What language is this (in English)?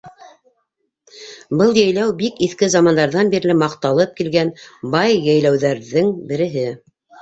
Bashkir